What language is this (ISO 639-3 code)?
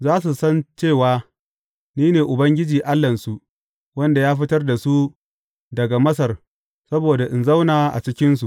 hau